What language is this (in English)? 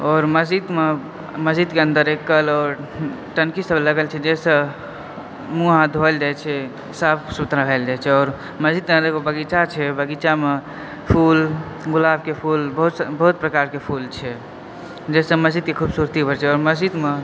Maithili